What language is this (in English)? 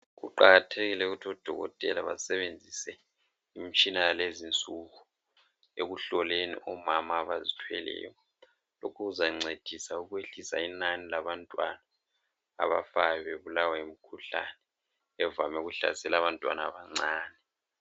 North Ndebele